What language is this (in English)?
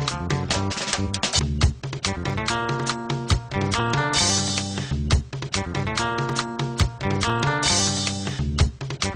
Arabic